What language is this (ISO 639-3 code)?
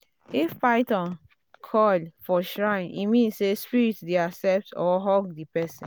pcm